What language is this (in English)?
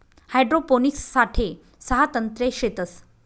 Marathi